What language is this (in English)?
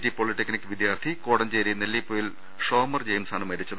Malayalam